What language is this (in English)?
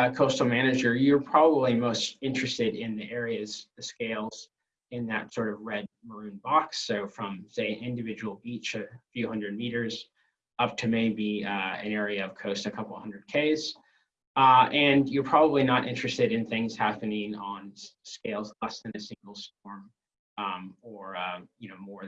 English